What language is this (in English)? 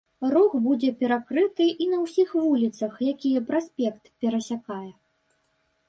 Belarusian